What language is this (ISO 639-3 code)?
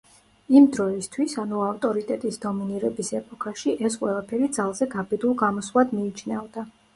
kat